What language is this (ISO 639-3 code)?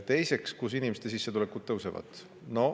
est